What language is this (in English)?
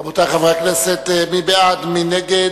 Hebrew